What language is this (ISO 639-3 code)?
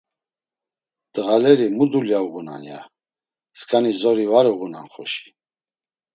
lzz